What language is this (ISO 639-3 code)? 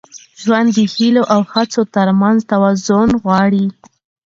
pus